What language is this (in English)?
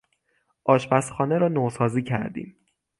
Persian